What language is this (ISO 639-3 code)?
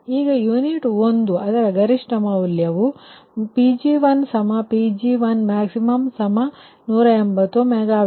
kan